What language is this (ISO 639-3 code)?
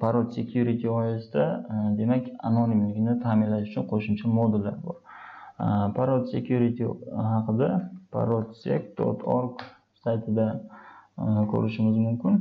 tur